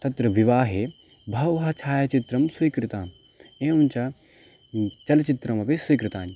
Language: Sanskrit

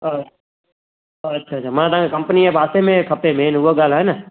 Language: Sindhi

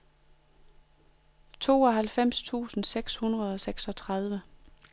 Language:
Danish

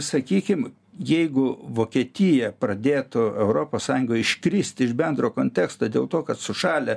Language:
Lithuanian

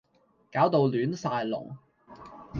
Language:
Cantonese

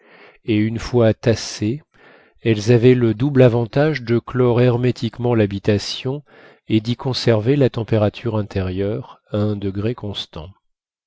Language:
French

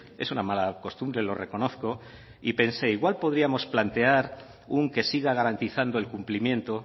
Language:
Spanish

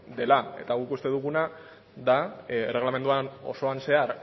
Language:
Basque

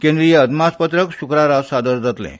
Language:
Konkani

